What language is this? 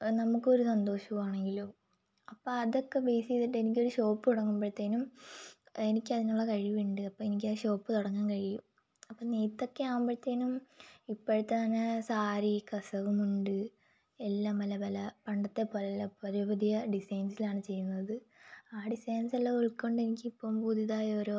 Malayalam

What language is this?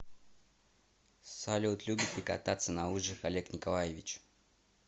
Russian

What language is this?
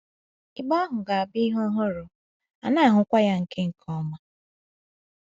Igbo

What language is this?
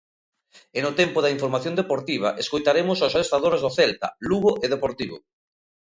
Galician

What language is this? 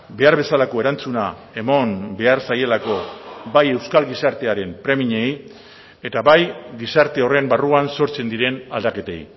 Basque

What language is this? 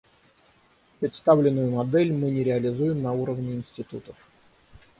Russian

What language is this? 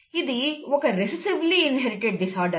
Telugu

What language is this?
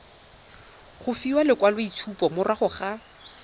Tswana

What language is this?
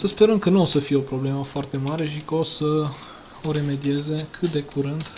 Romanian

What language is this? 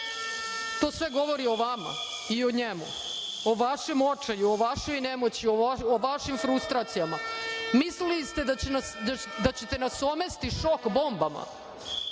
Serbian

